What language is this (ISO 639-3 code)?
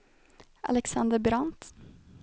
swe